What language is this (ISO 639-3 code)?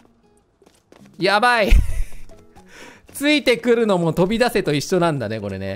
jpn